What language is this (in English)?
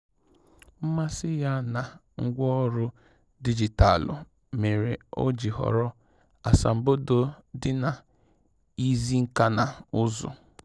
Igbo